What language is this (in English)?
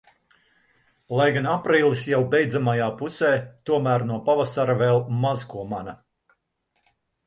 Latvian